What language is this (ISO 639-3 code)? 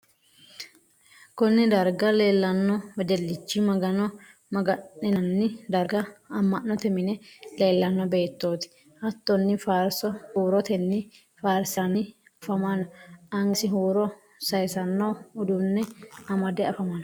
sid